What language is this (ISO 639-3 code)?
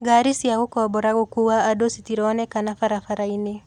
kik